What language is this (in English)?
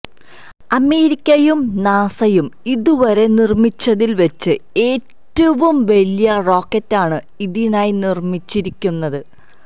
Malayalam